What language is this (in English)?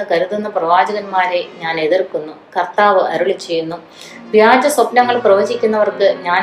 Malayalam